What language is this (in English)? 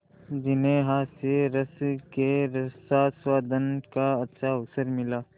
Hindi